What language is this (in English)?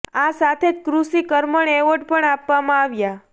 Gujarati